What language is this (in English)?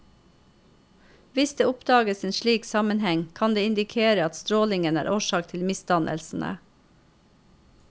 Norwegian